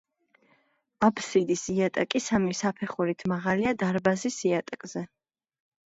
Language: Georgian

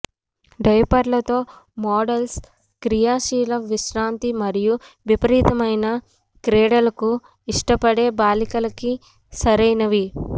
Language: Telugu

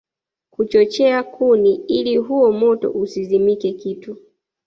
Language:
Swahili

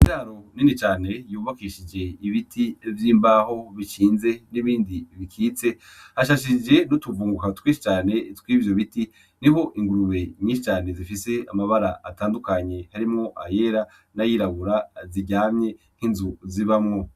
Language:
Rundi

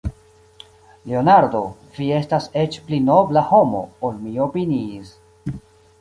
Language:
Esperanto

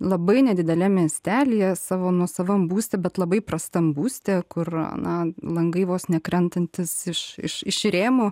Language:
Lithuanian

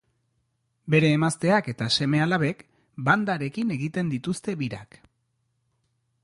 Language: Basque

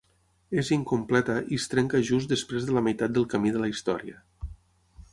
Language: Catalan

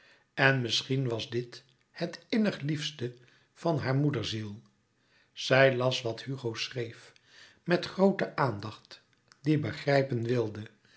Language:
Dutch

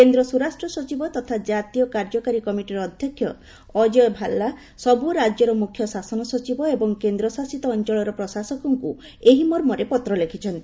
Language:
Odia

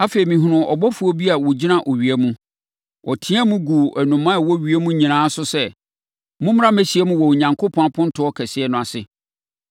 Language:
Akan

